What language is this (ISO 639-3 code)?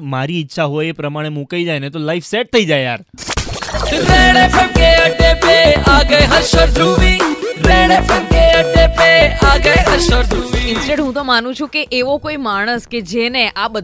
hin